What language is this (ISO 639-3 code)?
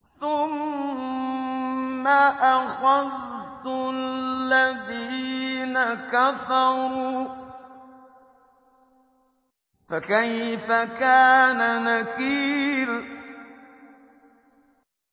ara